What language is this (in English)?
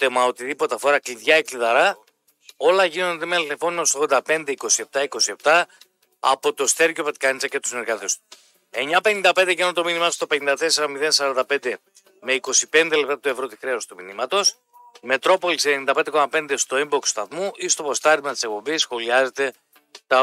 Greek